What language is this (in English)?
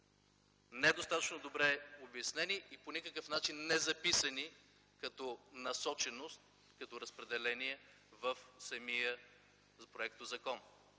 Bulgarian